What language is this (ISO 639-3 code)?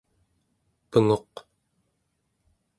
esu